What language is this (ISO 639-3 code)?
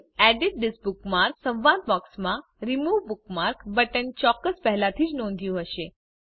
guj